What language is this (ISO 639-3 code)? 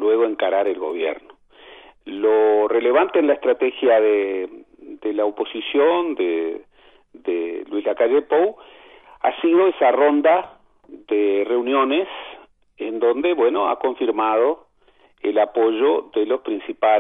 spa